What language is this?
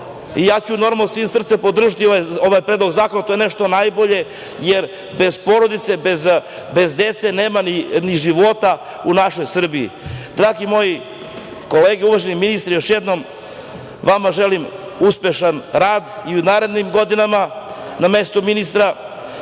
Serbian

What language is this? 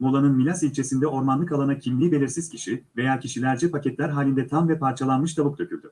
Turkish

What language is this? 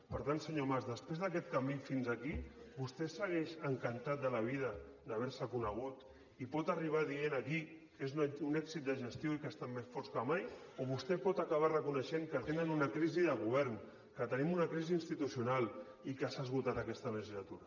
Catalan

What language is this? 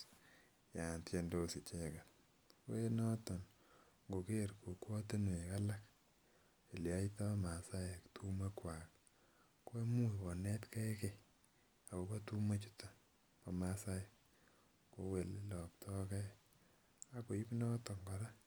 Kalenjin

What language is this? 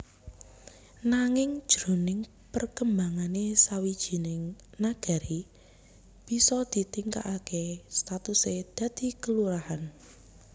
Javanese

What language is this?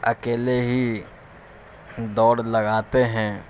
Urdu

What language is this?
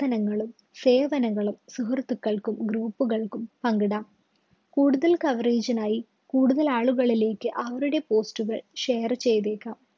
Malayalam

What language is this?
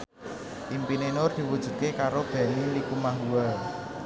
Javanese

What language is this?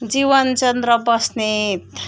Nepali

